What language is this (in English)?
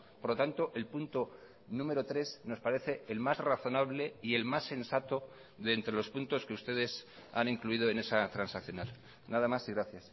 Spanish